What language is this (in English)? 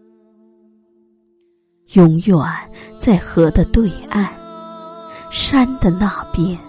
Chinese